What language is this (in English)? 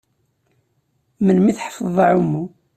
Kabyle